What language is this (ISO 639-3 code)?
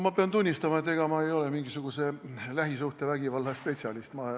est